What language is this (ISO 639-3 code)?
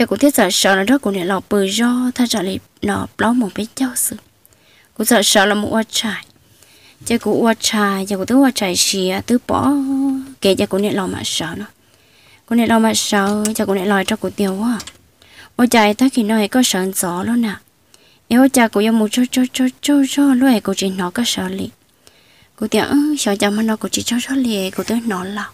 vie